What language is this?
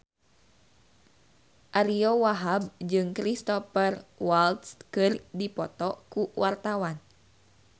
Sundanese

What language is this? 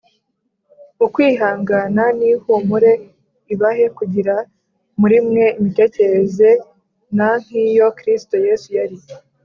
Kinyarwanda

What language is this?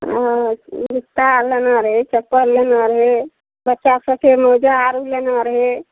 Maithili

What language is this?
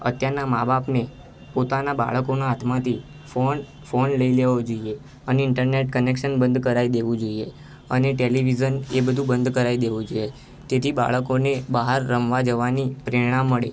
Gujarati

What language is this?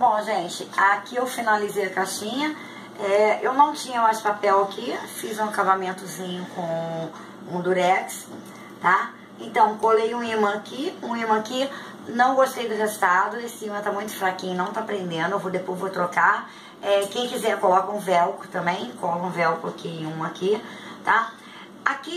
Portuguese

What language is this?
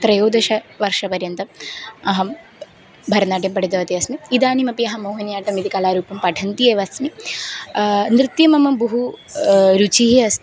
Sanskrit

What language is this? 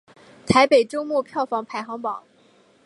Chinese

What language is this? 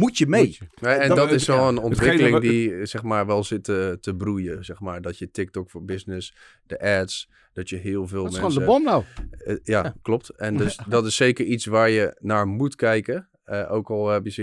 Dutch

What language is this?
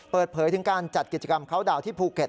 Thai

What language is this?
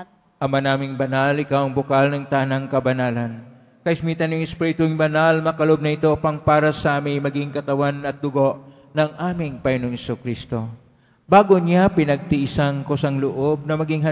Filipino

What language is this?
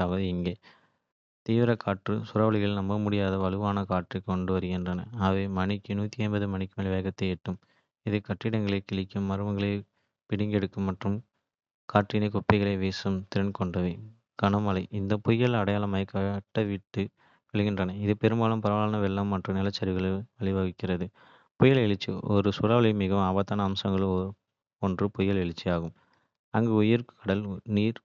Kota (India)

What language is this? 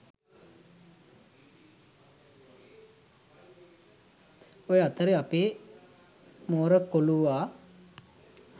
Sinhala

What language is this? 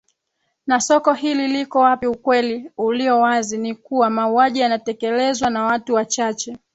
Swahili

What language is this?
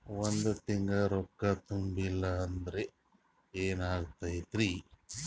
Kannada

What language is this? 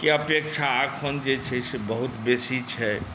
Maithili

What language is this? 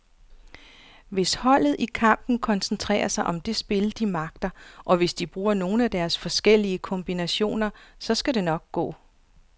Danish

